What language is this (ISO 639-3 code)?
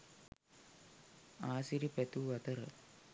sin